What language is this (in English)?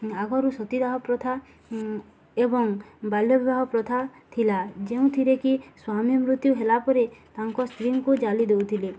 Odia